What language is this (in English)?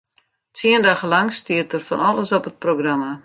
Western Frisian